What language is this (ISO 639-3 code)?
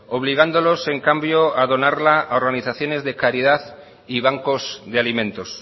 spa